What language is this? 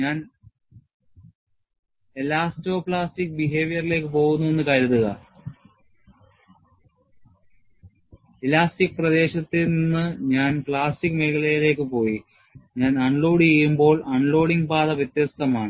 Malayalam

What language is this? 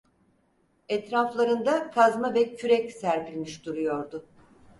Turkish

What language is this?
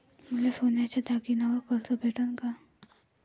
Marathi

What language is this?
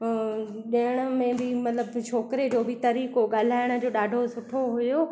Sindhi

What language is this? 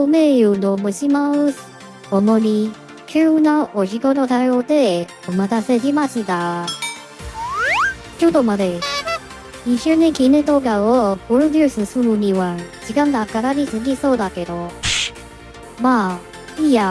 Japanese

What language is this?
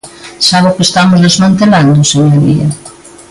Galician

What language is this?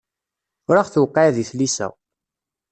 Kabyle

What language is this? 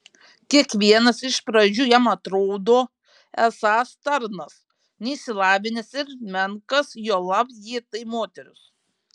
Lithuanian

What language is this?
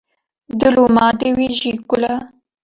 Kurdish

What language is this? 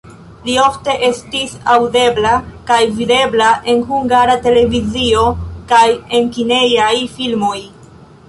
Esperanto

